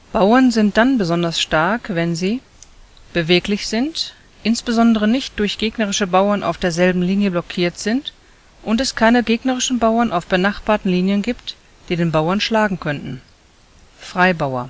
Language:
German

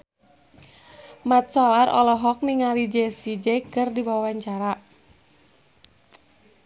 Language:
Sundanese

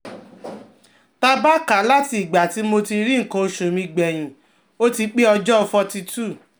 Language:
Yoruba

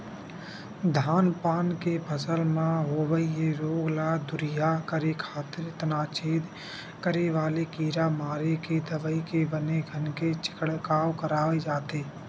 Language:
Chhattisgarhi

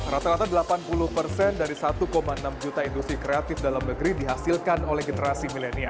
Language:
Indonesian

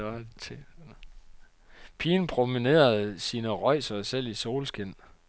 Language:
Danish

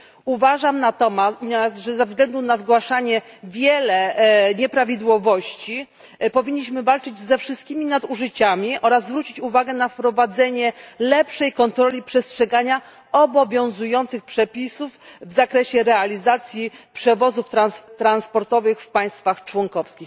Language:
Polish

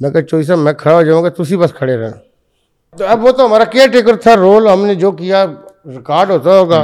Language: Urdu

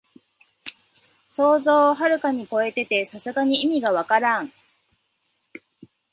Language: Japanese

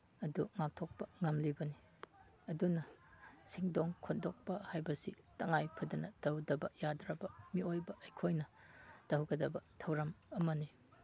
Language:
Manipuri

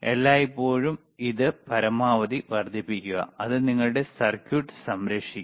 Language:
Malayalam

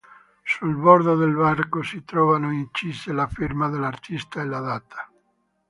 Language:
Italian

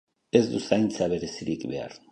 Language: Basque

